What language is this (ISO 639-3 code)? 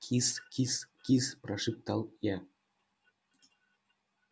rus